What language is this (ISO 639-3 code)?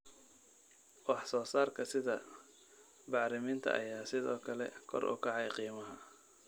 som